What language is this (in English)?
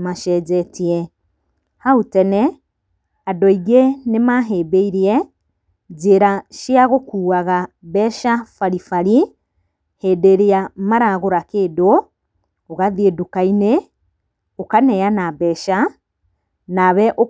Kikuyu